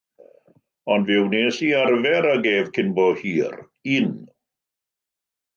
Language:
Welsh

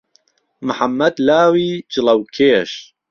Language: Central Kurdish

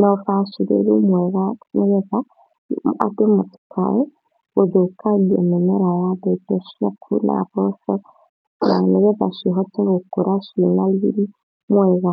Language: Kikuyu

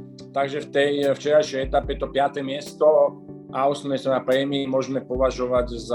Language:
Slovak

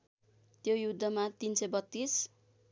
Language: Nepali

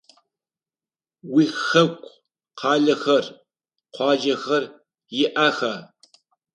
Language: Adyghe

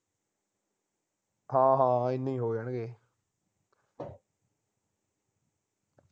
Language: Punjabi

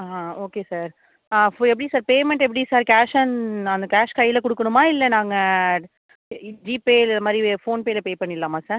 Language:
Tamil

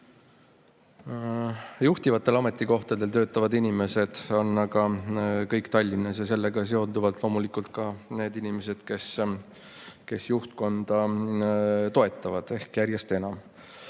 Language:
Estonian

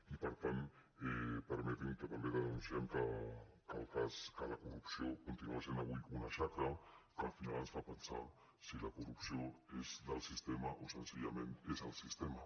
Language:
Catalan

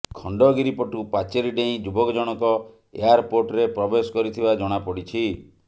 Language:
Odia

